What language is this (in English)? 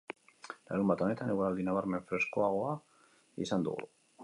Basque